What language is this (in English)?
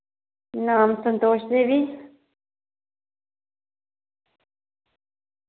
Dogri